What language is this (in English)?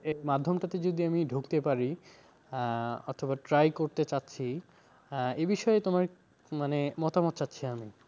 Bangla